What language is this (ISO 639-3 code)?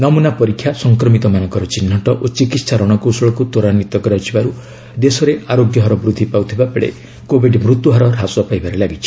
ori